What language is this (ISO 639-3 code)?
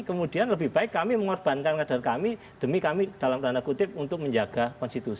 ind